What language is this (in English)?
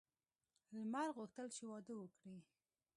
Pashto